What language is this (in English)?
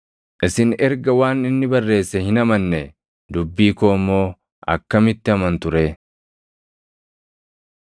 Oromo